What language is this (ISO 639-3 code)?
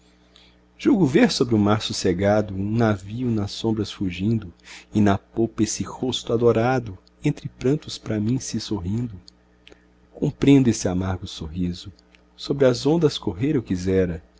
por